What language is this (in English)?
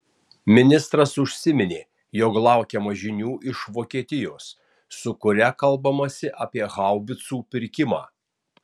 Lithuanian